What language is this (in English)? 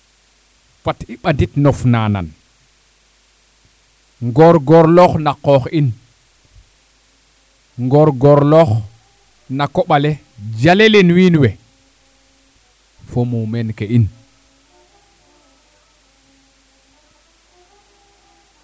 Serer